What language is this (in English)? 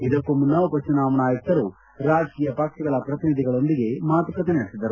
Kannada